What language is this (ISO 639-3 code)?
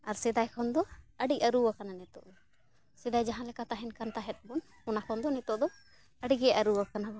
sat